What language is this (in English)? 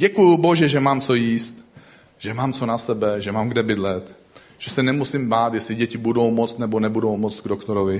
Czech